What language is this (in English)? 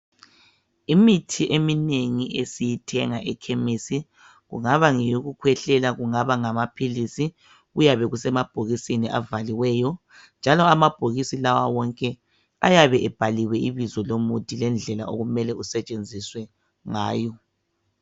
North Ndebele